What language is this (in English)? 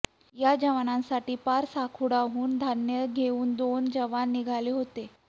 Marathi